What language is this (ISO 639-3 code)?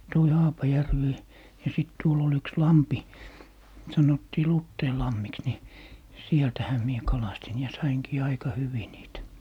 fin